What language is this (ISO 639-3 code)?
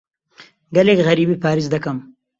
ckb